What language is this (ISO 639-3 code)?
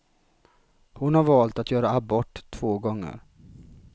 swe